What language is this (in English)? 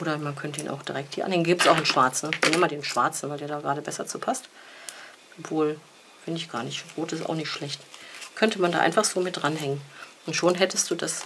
German